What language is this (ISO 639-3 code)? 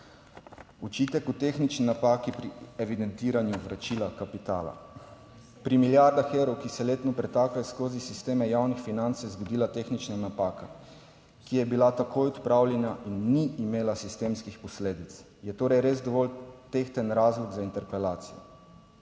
slv